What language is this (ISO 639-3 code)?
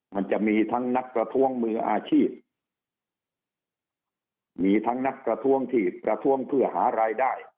tha